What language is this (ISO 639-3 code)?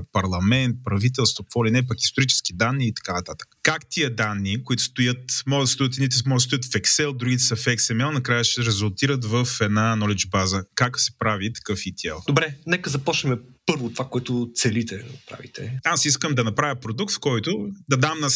bul